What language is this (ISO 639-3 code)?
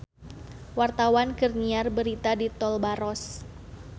sun